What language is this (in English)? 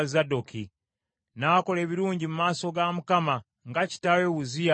Ganda